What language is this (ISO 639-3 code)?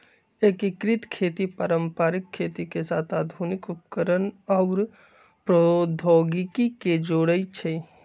mag